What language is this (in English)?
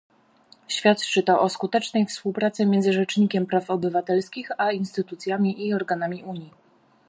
Polish